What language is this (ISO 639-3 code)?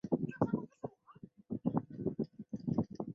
zho